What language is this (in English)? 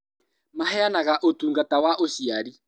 Kikuyu